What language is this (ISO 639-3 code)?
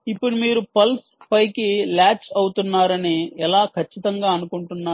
tel